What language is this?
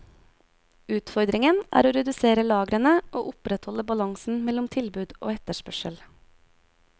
Norwegian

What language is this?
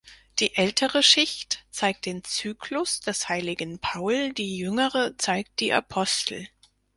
German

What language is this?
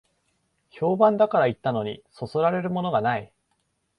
Japanese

